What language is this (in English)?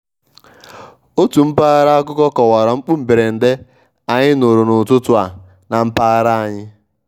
Igbo